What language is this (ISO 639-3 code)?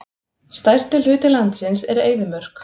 isl